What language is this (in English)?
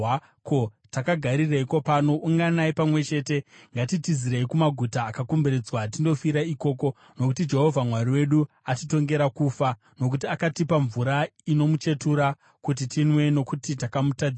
Shona